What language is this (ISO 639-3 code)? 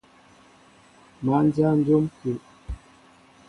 mbo